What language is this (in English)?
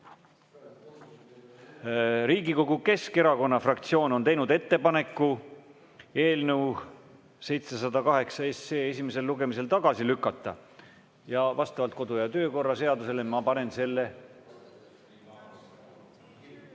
Estonian